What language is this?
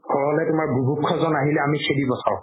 Assamese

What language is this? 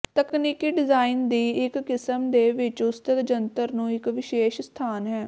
Punjabi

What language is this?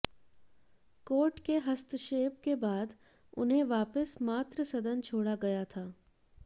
Hindi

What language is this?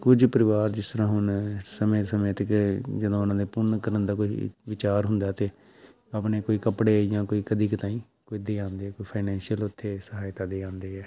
Punjabi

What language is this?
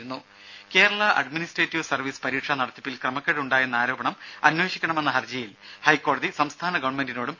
Malayalam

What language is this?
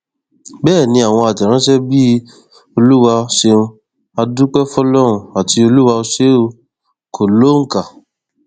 Yoruba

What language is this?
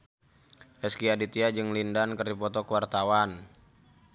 Sundanese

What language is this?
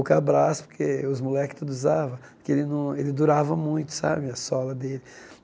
Portuguese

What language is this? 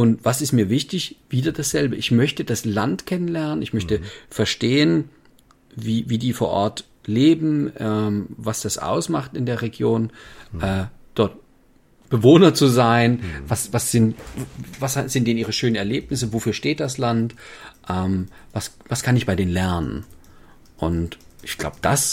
German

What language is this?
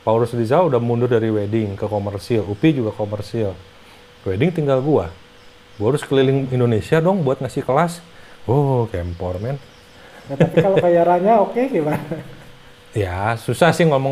Indonesian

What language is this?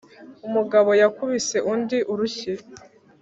Kinyarwanda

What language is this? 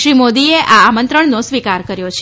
Gujarati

